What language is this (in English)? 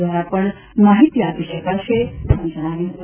Gujarati